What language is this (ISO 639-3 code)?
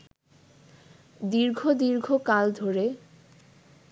ben